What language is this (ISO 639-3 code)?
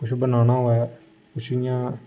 doi